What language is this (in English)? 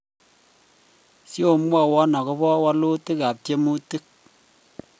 Kalenjin